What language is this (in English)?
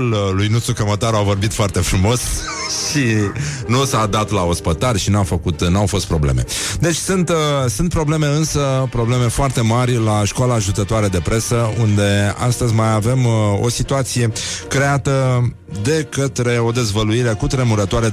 Romanian